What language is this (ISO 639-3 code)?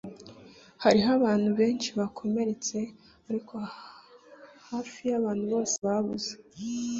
kin